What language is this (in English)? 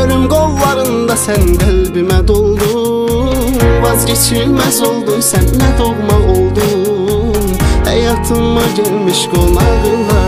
Romanian